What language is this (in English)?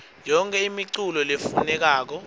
Swati